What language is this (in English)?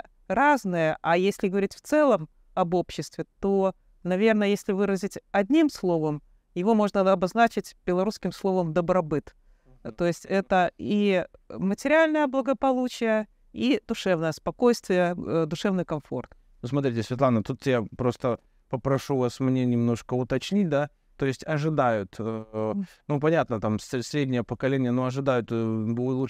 Russian